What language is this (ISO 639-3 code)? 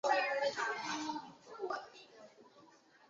zho